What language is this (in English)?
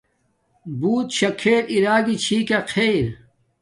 Domaaki